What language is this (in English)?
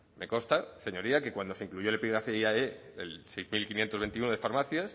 Spanish